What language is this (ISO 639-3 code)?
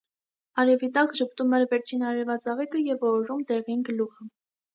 hye